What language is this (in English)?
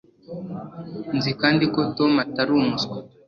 Kinyarwanda